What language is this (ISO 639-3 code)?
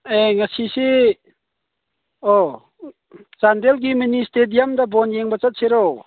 mni